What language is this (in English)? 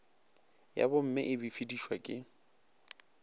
Northern Sotho